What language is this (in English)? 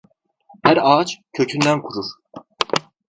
Turkish